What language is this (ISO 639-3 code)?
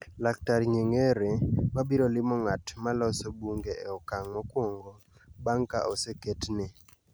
luo